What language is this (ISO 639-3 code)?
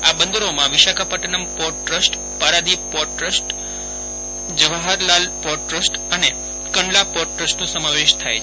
guj